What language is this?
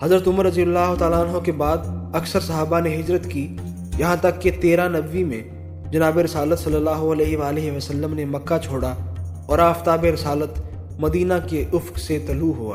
Urdu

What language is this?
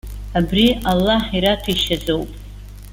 Abkhazian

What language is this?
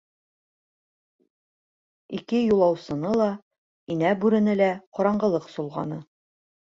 Bashkir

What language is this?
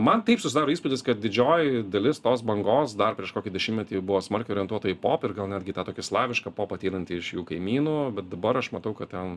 Lithuanian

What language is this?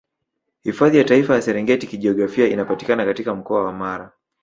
Swahili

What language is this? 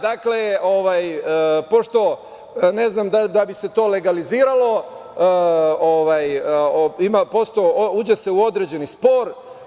Serbian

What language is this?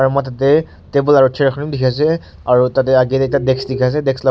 Naga Pidgin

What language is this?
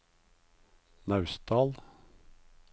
Norwegian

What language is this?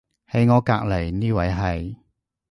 Cantonese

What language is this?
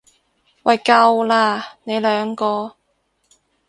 Cantonese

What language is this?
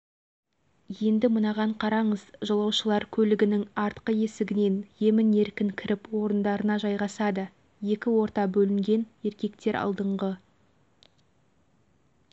Kazakh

